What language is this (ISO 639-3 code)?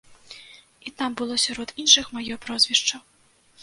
bel